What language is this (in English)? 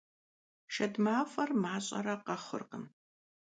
Kabardian